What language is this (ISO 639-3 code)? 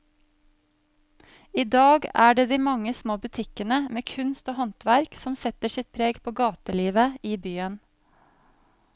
nor